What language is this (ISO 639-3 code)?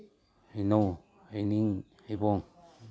mni